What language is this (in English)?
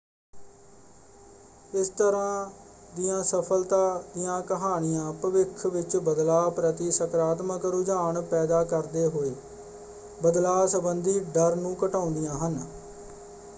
Punjabi